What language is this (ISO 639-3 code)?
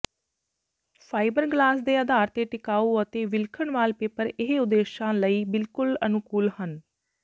pan